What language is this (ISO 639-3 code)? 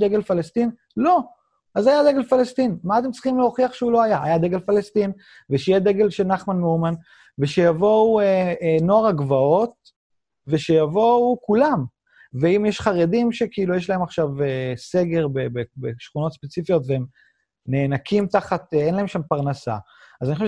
heb